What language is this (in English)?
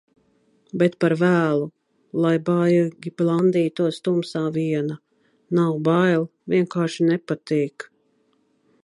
Latvian